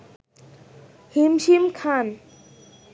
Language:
Bangla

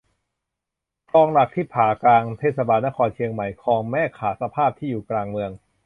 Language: Thai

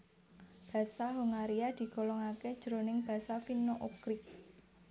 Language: Javanese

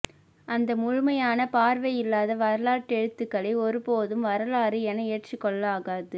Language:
Tamil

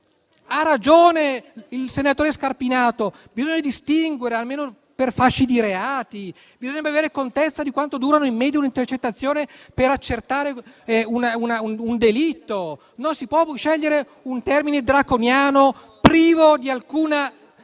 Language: Italian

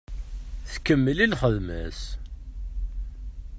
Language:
Kabyle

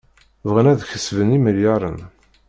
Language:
Kabyle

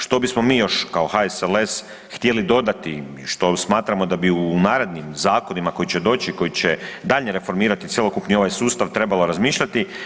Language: Croatian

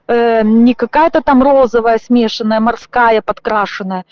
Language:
Russian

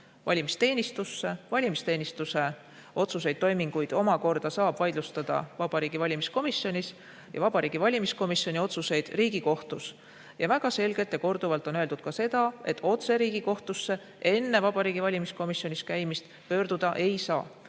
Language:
Estonian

